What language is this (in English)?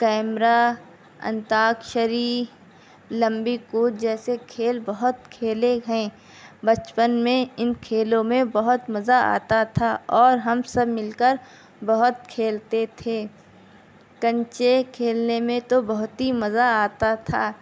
Urdu